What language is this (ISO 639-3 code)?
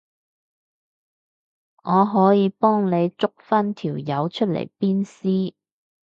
yue